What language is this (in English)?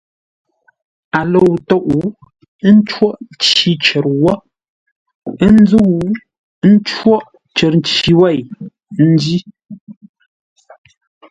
Ngombale